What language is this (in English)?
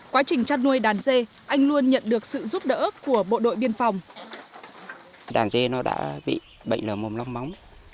Vietnamese